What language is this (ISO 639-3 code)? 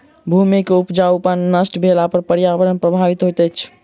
mai